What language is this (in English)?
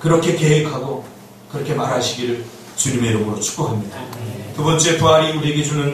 Korean